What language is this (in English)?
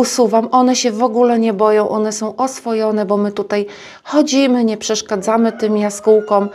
Polish